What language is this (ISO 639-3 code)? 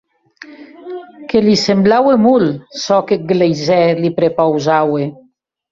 oci